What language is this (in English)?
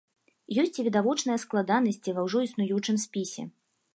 Belarusian